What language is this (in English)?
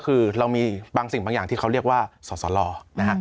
Thai